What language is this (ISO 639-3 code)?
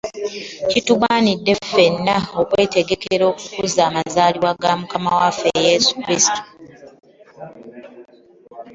lug